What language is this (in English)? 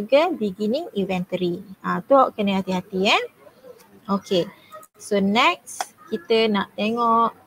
Malay